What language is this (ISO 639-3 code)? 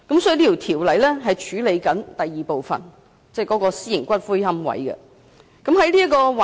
yue